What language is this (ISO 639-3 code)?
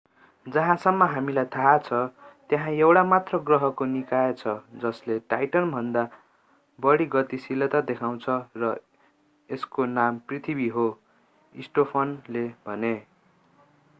nep